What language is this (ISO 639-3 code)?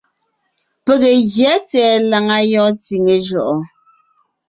nnh